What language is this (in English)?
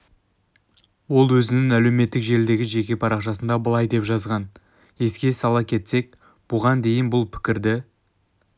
Kazakh